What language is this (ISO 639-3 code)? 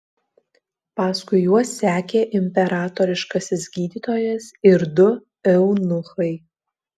lit